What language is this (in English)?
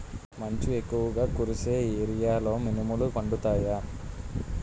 Telugu